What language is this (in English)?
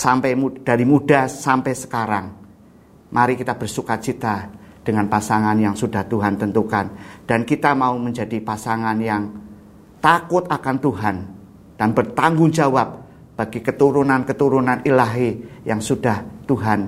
Indonesian